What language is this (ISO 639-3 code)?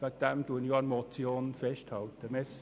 gsw